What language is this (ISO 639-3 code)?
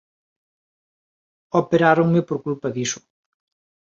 glg